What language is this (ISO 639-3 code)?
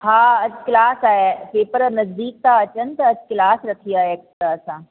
snd